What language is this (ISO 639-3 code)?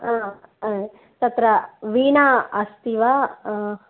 san